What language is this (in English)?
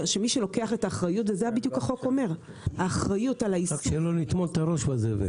Hebrew